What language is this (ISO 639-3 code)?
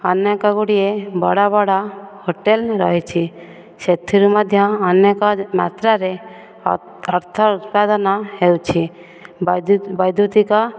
ori